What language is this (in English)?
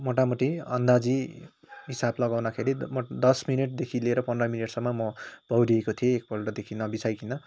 Nepali